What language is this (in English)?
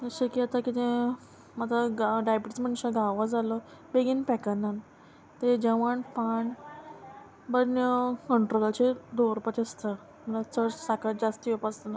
Konkani